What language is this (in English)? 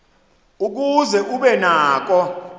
Xhosa